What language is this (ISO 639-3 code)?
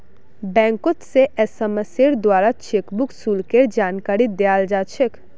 mag